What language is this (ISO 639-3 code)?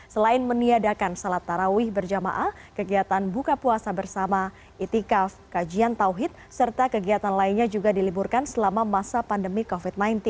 ind